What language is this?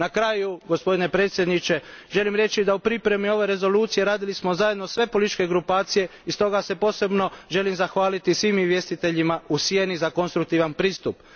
Croatian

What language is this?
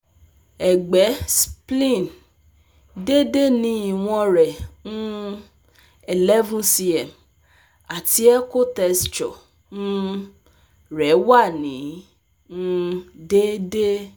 Yoruba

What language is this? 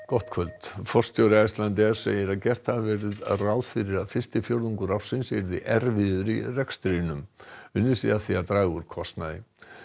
Icelandic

